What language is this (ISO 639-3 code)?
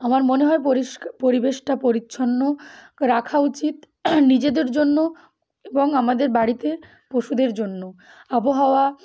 ben